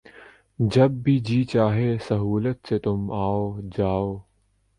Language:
Urdu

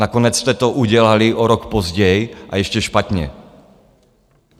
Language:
Czech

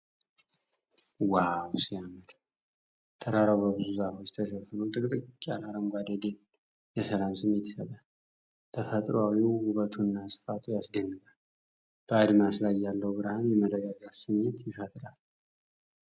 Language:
Amharic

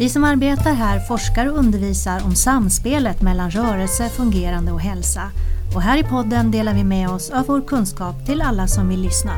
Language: Swedish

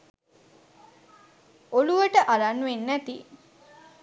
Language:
Sinhala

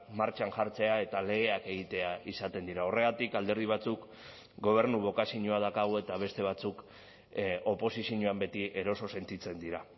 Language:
Basque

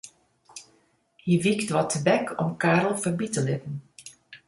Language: Western Frisian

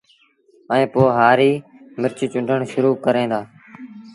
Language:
Sindhi Bhil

